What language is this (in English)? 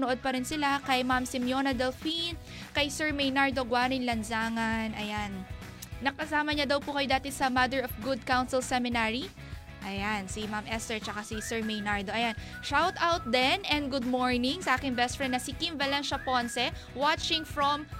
Filipino